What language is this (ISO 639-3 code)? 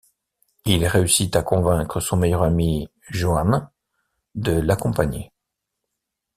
fra